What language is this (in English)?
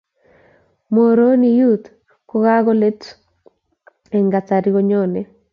Kalenjin